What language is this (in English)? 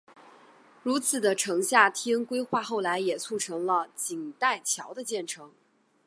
Chinese